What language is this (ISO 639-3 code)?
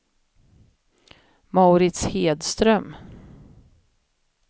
swe